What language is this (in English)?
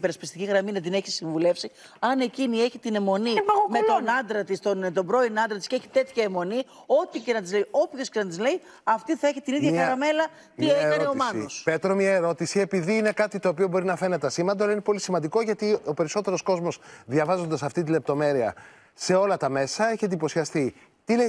Greek